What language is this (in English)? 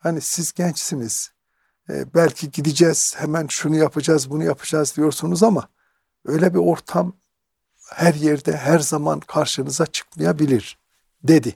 Turkish